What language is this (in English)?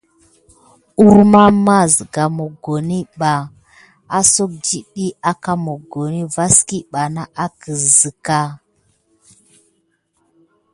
Gidar